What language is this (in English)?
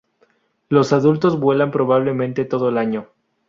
Spanish